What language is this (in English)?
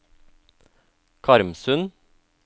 Norwegian